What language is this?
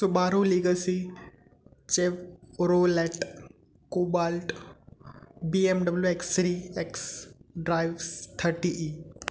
Sindhi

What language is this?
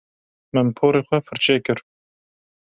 Kurdish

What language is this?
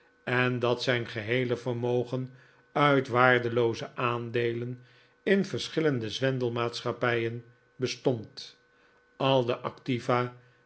Dutch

